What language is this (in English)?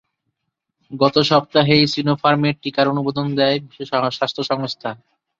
Bangla